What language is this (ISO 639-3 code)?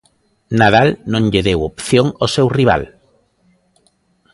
glg